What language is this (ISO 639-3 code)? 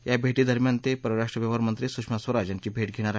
mar